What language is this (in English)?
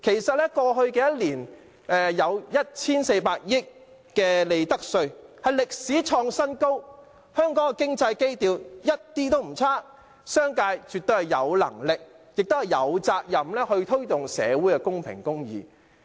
Cantonese